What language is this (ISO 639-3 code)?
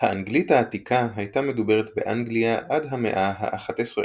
heb